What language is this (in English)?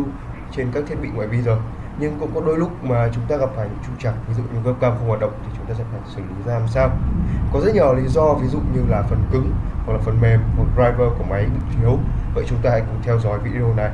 Vietnamese